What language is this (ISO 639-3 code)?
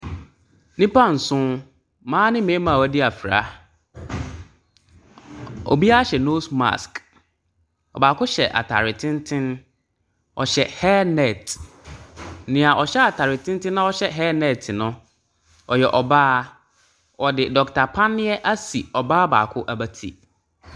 aka